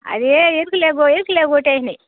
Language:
Telugu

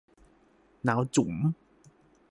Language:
Thai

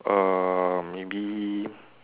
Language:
English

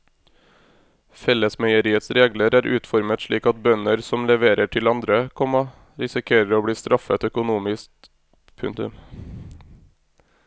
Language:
Norwegian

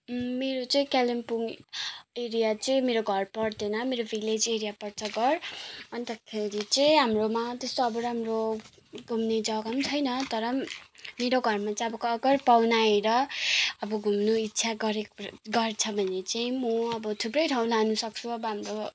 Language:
Nepali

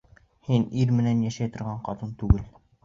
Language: Bashkir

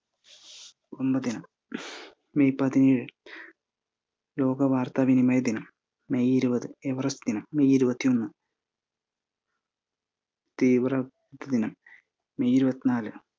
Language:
Malayalam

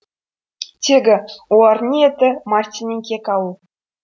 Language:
Kazakh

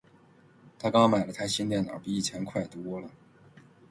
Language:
Chinese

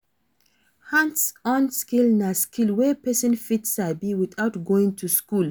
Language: Nigerian Pidgin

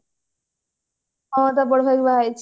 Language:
Odia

